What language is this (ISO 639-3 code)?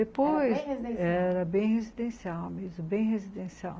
por